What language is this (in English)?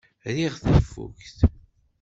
Kabyle